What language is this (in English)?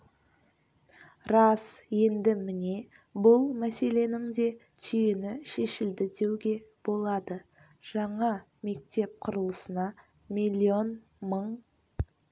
Kazakh